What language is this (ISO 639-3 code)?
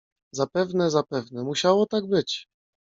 pol